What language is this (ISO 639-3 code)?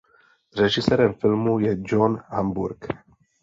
ces